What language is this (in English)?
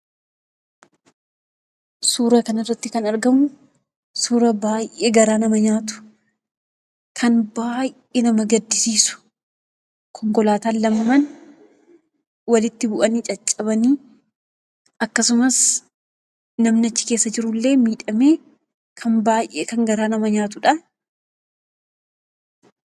Oromo